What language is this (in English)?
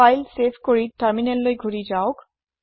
Assamese